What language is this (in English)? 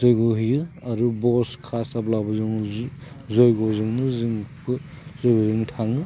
Bodo